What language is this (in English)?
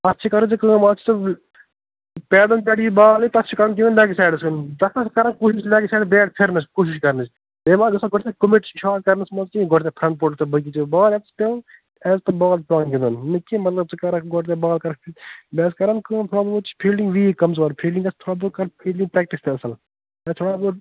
Kashmiri